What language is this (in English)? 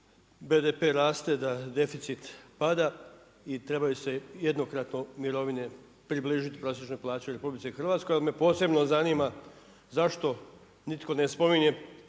Croatian